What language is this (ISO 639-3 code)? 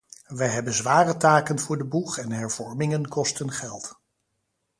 nld